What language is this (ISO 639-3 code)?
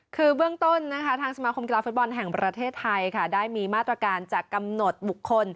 tha